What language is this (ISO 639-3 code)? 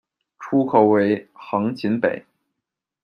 zho